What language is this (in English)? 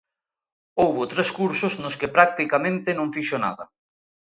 Galician